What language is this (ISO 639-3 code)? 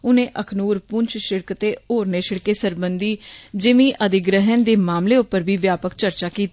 doi